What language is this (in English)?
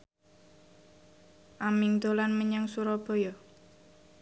Javanese